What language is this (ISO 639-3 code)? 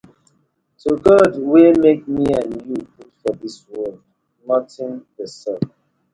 pcm